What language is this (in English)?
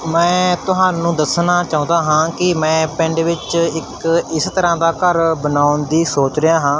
Punjabi